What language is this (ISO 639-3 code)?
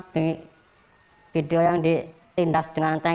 ind